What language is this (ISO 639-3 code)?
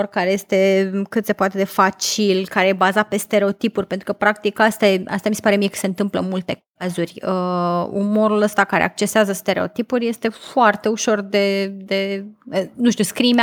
ron